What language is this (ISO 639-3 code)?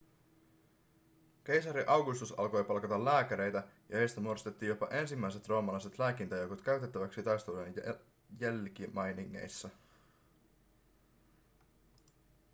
fin